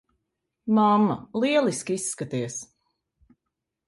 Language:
Latvian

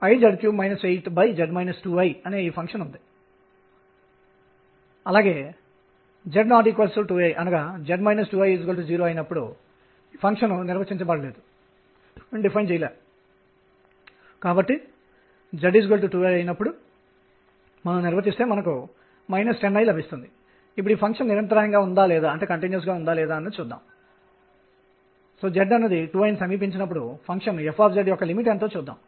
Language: Telugu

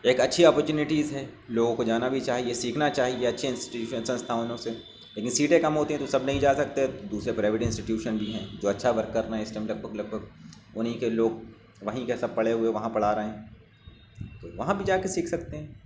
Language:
Urdu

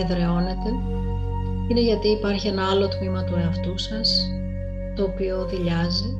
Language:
Greek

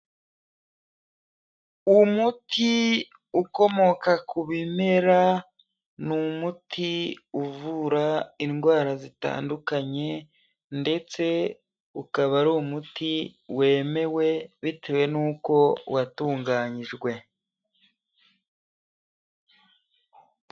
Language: Kinyarwanda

